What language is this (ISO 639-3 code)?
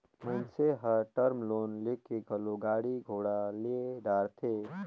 hne